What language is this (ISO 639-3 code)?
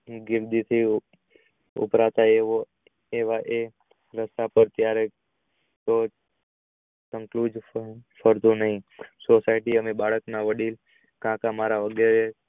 guj